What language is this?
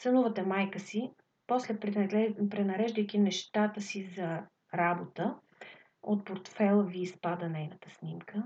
Bulgarian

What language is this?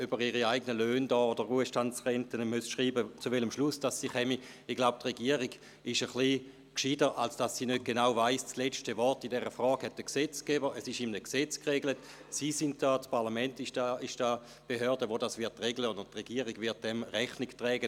Swiss German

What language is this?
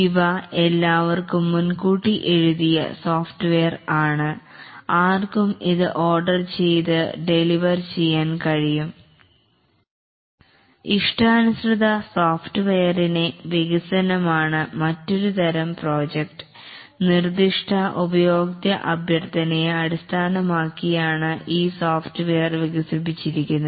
Malayalam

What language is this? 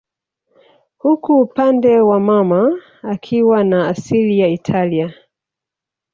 Swahili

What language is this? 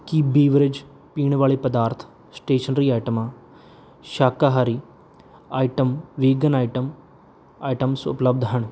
Punjabi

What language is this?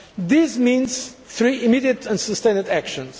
English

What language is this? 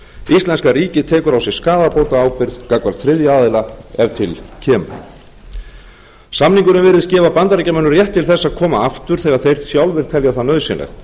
Icelandic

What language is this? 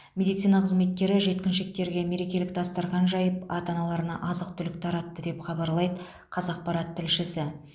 Kazakh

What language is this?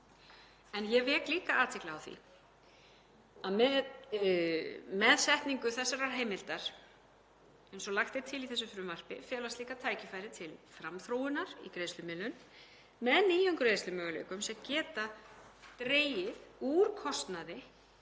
Icelandic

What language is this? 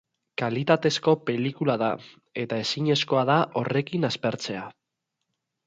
Basque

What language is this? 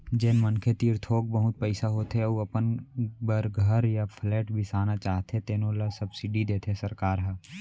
Chhattisgarhi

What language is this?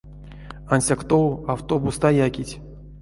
Erzya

